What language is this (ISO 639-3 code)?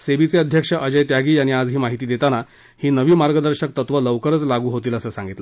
mar